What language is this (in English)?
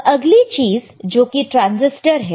Hindi